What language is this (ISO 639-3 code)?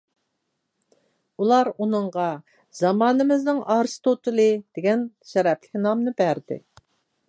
uig